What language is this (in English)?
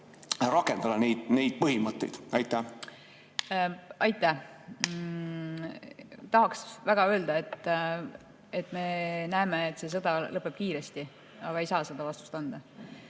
Estonian